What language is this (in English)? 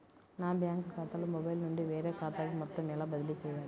Telugu